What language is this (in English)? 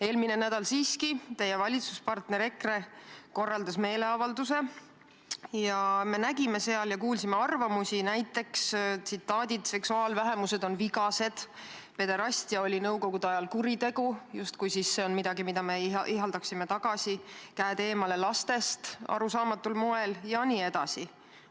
Estonian